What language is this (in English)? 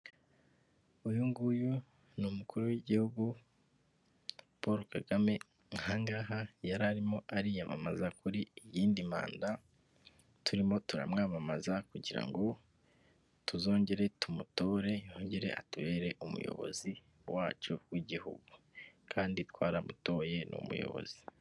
Kinyarwanda